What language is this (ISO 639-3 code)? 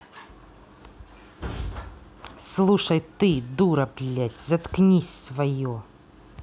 rus